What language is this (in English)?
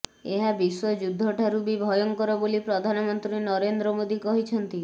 Odia